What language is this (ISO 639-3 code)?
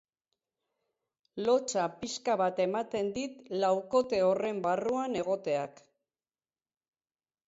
eus